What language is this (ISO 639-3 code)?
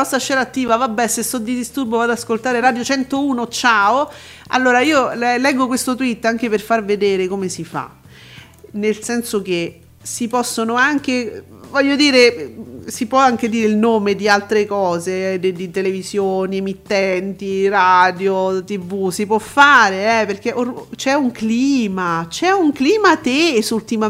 ita